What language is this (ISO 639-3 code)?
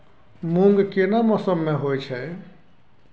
mai